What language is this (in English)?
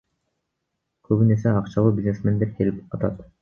Kyrgyz